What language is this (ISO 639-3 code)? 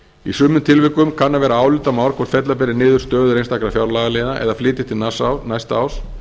isl